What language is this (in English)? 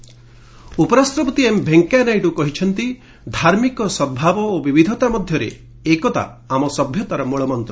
Odia